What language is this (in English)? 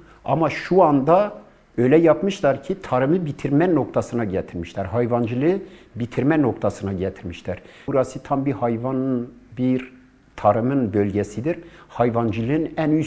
Turkish